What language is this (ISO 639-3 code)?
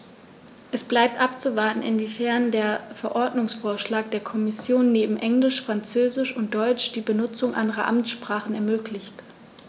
deu